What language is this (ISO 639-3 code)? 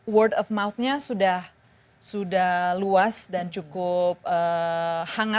ind